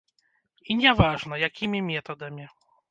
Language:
Belarusian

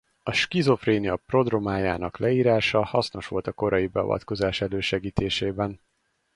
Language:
Hungarian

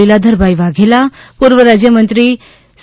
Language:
Gujarati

